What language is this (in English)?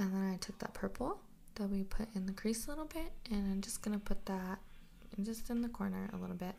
English